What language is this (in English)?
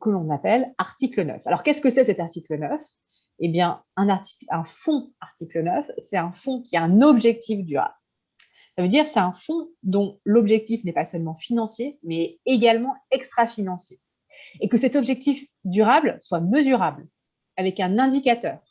French